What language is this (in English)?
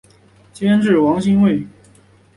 Chinese